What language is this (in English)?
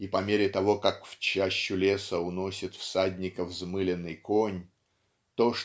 Russian